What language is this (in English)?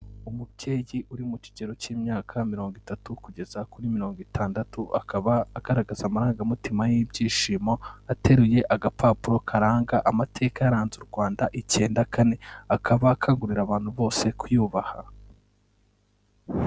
Kinyarwanda